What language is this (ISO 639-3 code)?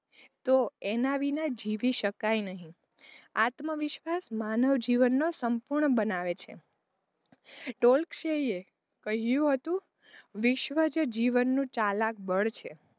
guj